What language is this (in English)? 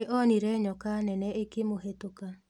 Kikuyu